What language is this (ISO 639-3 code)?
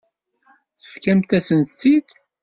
kab